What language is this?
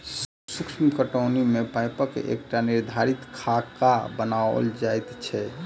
Maithili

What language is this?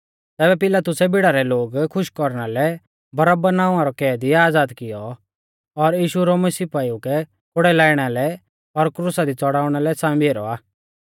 Mahasu Pahari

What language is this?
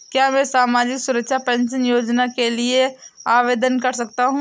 Hindi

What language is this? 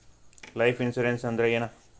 Kannada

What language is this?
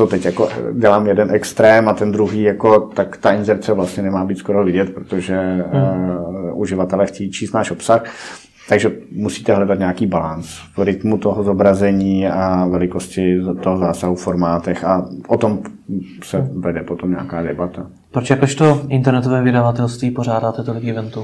Czech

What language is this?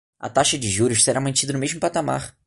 Portuguese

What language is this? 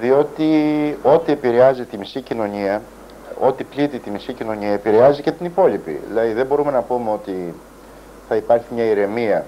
Greek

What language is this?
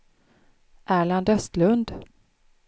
Swedish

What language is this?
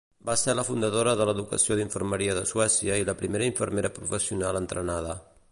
Catalan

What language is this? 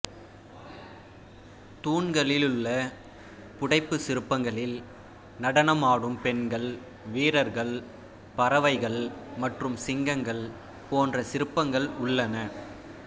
Tamil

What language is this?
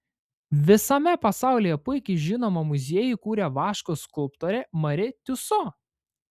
Lithuanian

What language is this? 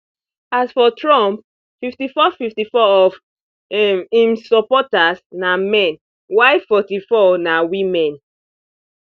Nigerian Pidgin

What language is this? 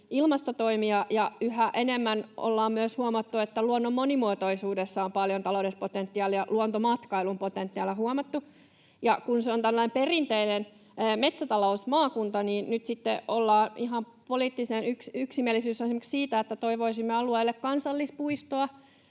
Finnish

